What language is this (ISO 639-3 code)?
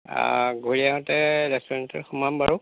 asm